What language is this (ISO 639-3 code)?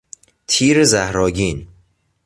fas